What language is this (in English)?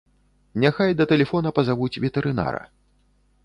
Belarusian